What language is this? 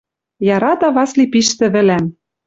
Western Mari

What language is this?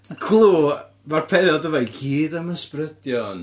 Welsh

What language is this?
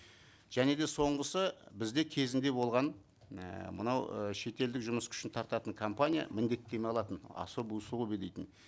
Kazakh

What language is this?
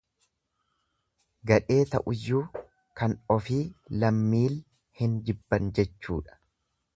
Oromo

